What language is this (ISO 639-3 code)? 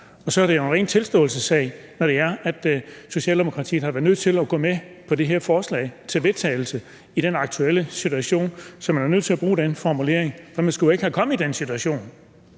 dan